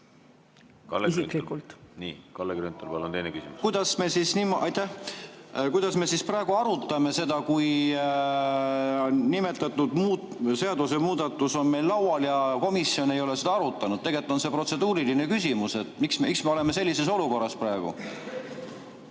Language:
Estonian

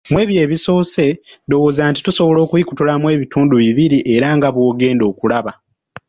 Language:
Ganda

